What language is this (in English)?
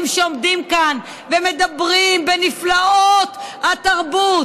Hebrew